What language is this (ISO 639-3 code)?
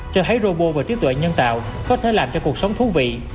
vie